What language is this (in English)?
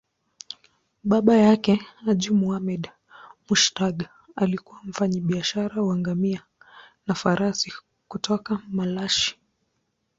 Swahili